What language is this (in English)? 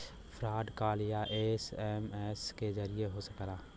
Bhojpuri